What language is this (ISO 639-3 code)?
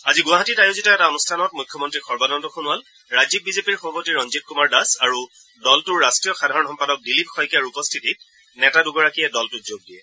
asm